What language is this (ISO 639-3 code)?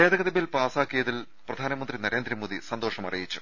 mal